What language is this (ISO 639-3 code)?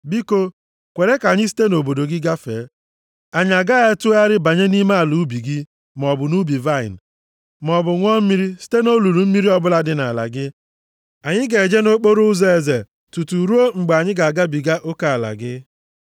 ibo